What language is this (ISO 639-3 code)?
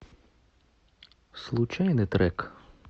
rus